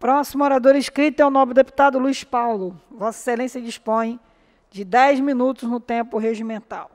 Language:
Portuguese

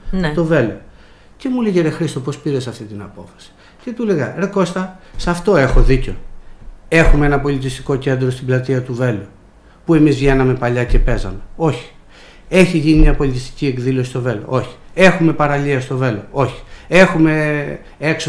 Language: Greek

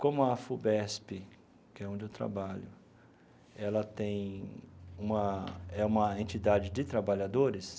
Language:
Portuguese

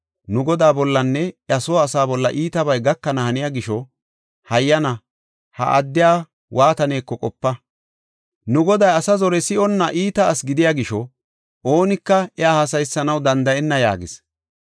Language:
Gofa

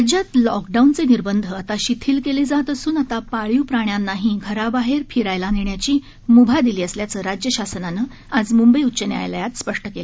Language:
Marathi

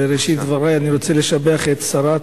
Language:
Hebrew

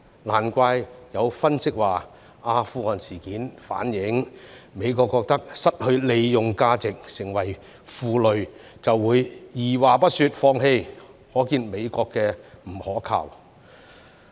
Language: Cantonese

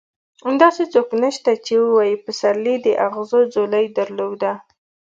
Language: Pashto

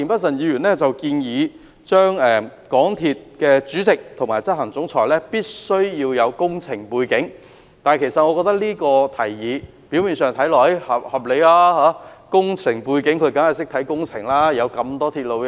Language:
Cantonese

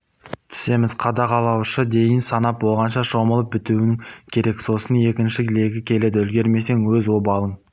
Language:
Kazakh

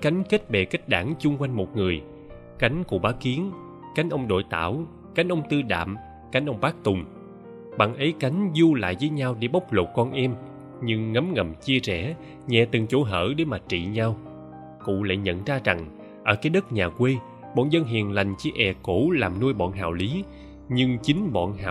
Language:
Vietnamese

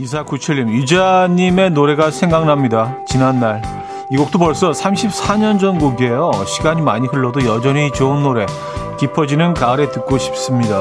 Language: Korean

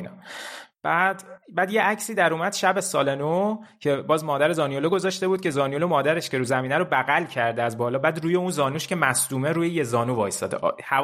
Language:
Persian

